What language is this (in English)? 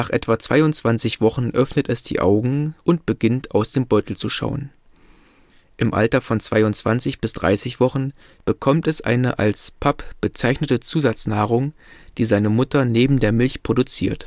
German